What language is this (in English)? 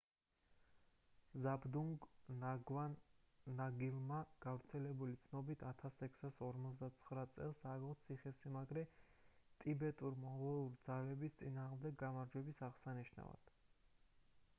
Georgian